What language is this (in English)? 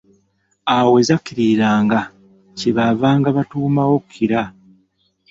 Ganda